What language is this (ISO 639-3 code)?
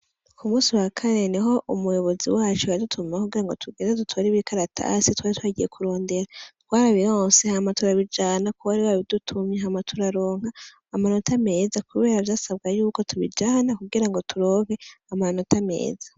run